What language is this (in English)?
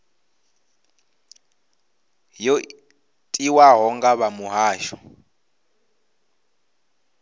Venda